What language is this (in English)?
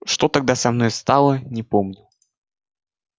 Russian